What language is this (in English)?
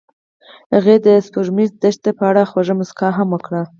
Pashto